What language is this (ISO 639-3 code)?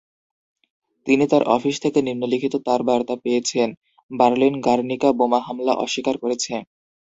ben